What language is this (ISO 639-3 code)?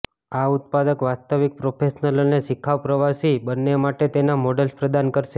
guj